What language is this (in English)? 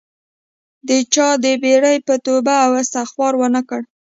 Pashto